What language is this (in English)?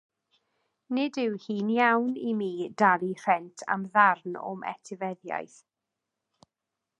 Welsh